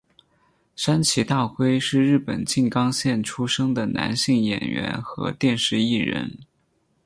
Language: Chinese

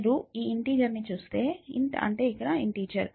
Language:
Telugu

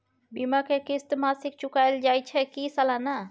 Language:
Maithili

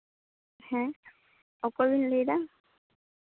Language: Santali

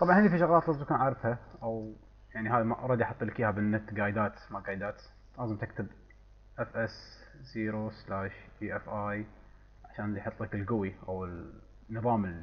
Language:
Arabic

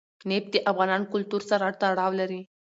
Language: Pashto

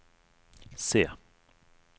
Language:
Norwegian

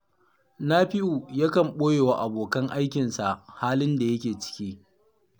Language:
Hausa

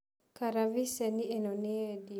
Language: Kikuyu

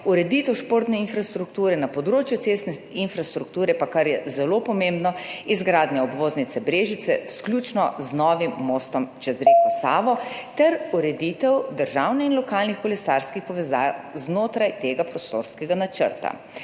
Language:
Slovenian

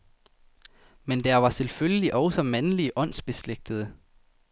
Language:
Danish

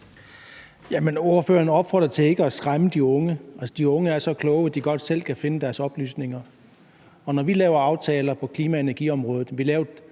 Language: Danish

